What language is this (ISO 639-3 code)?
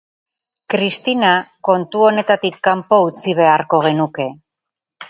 eus